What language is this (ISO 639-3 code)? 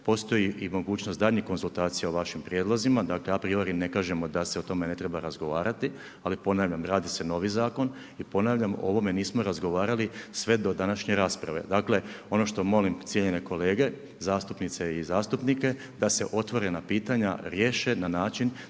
hrv